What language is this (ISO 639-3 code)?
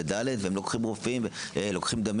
heb